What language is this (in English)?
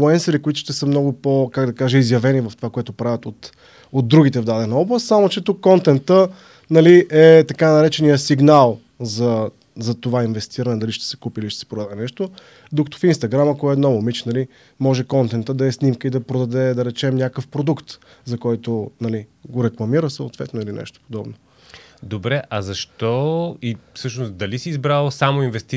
Bulgarian